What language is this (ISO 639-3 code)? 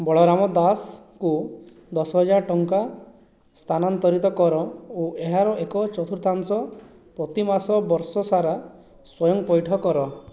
ori